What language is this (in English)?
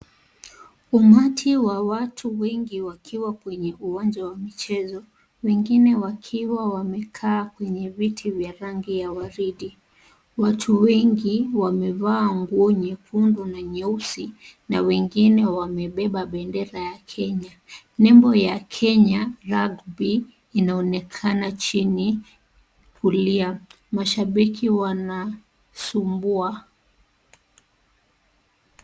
Swahili